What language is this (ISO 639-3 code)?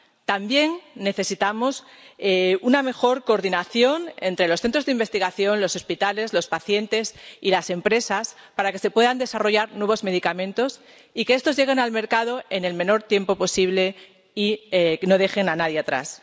spa